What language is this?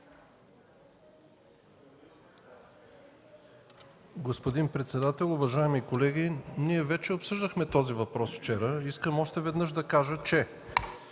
Bulgarian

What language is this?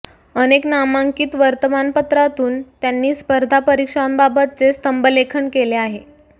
Marathi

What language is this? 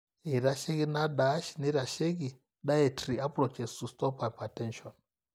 Masai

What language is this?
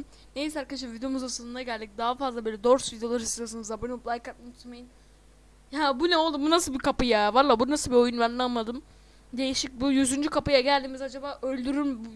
Turkish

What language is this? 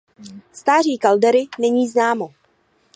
Czech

